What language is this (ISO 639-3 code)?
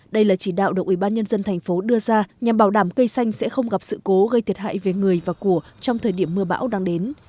vie